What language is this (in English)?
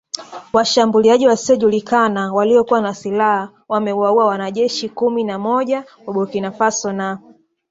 Swahili